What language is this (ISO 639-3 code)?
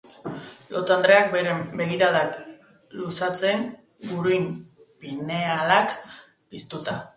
eus